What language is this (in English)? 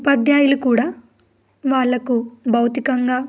Telugu